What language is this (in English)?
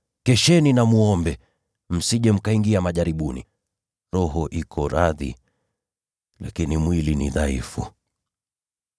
Swahili